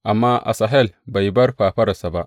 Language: Hausa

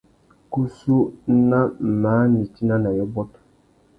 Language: Tuki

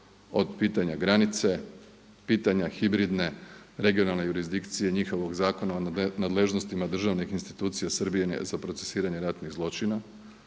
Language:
Croatian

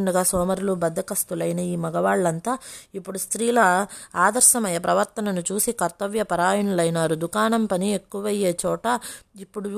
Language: Telugu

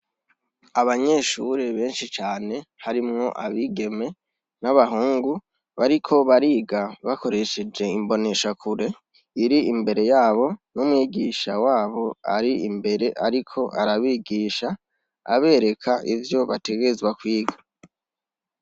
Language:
Rundi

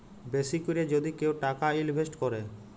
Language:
Bangla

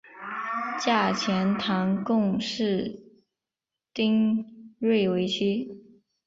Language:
Chinese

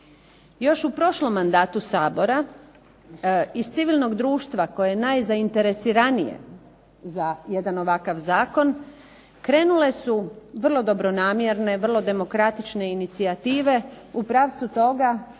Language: Croatian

